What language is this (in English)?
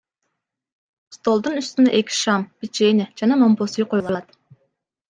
Kyrgyz